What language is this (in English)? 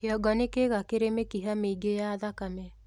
Kikuyu